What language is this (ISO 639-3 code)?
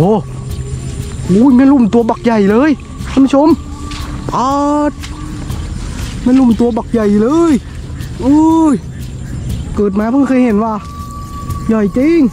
tha